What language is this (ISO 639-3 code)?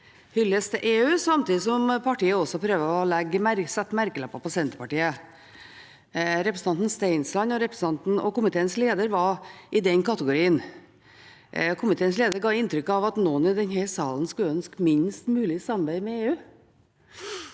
nor